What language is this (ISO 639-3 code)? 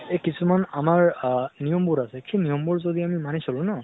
asm